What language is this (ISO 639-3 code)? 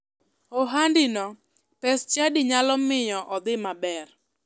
luo